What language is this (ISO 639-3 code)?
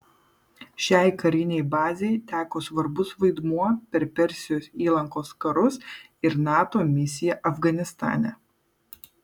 lit